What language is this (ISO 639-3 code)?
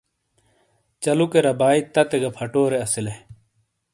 scl